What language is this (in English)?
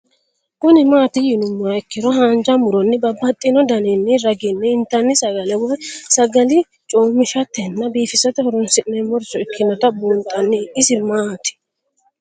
Sidamo